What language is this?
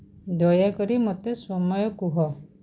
Odia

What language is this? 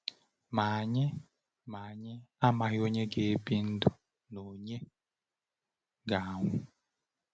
Igbo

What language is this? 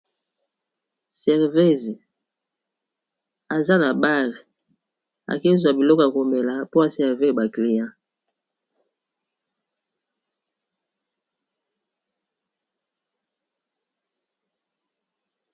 Lingala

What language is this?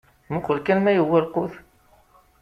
Kabyle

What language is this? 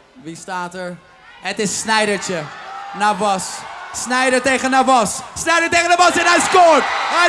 Dutch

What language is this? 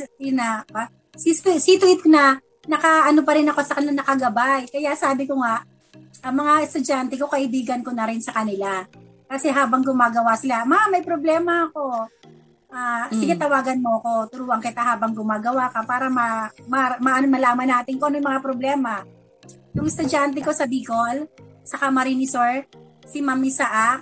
Filipino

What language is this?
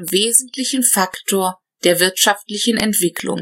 German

